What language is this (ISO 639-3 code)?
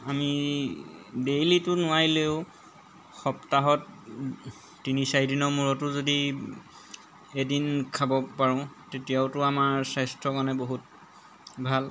asm